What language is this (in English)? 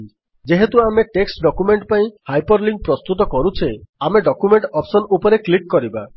Odia